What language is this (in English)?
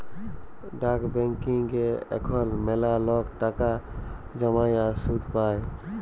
Bangla